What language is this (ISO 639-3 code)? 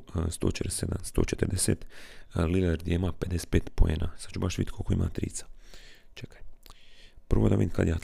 hrv